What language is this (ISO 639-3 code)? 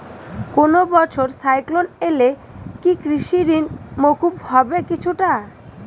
ben